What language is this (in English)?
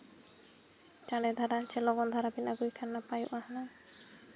Santali